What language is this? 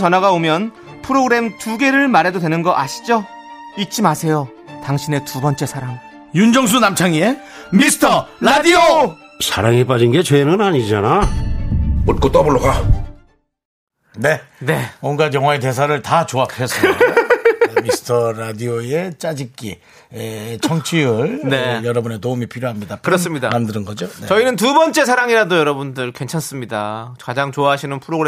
Korean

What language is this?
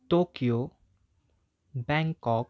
Nepali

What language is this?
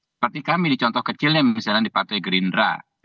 Indonesian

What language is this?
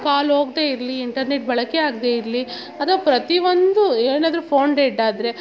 Kannada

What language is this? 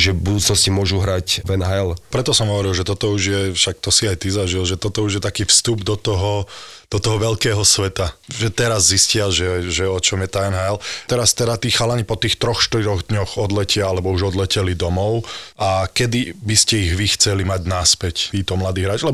Slovak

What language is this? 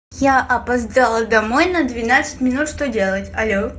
Russian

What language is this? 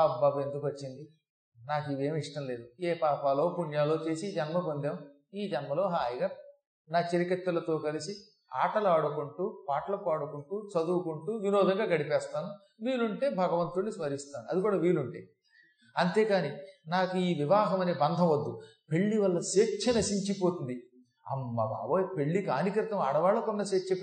Telugu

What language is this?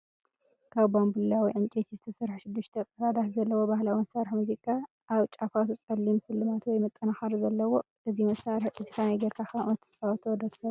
Tigrinya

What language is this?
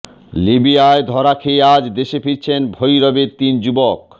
Bangla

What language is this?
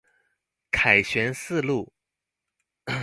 Chinese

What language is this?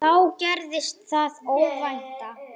Icelandic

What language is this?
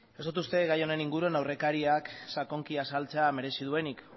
Basque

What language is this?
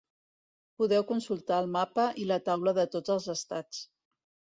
Catalan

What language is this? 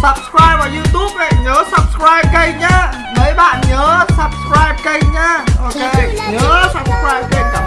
Vietnamese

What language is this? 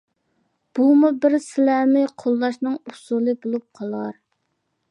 Uyghur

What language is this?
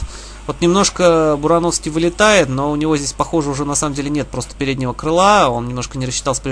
Russian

